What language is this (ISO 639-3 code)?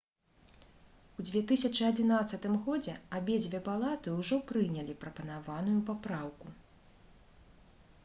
bel